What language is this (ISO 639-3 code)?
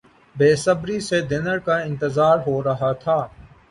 urd